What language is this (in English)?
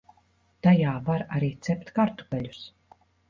Latvian